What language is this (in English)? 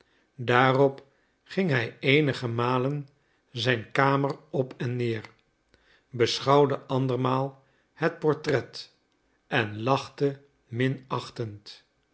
Dutch